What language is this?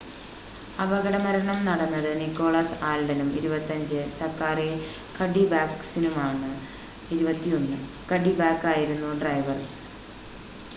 Malayalam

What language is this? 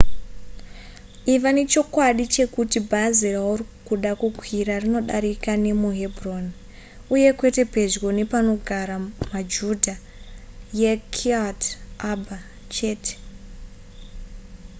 Shona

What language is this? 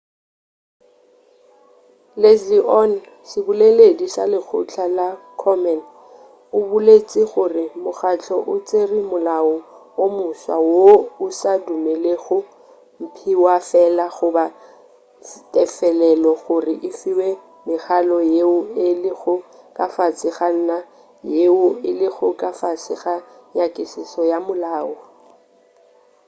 Northern Sotho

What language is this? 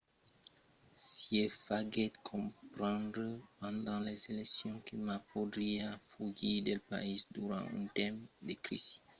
Occitan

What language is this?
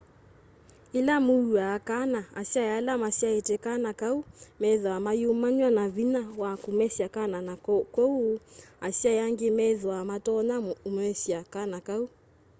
Kamba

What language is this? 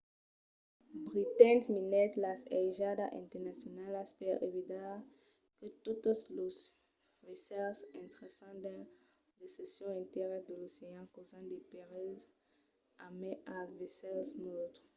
Occitan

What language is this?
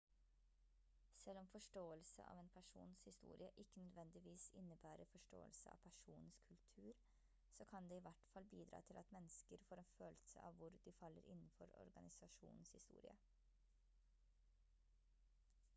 Norwegian Bokmål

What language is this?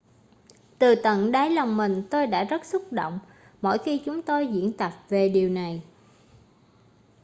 Vietnamese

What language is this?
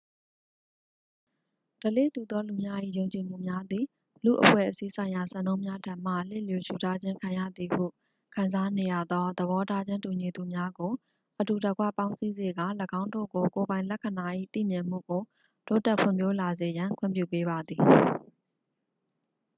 Burmese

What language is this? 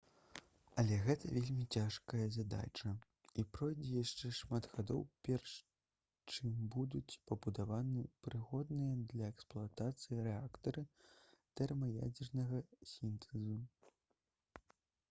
Belarusian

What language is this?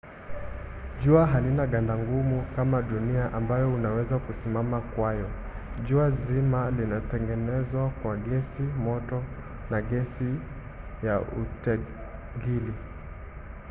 Swahili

